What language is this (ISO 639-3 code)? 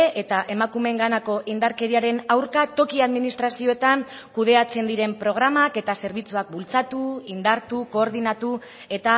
eus